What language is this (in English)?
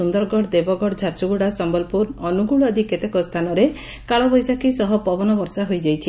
Odia